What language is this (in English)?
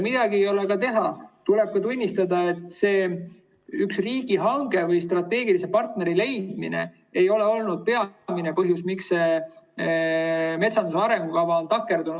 Estonian